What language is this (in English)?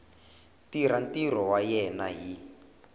Tsonga